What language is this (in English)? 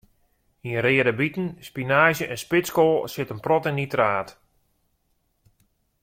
Western Frisian